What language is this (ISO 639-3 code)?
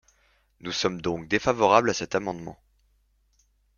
fra